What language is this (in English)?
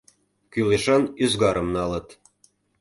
Mari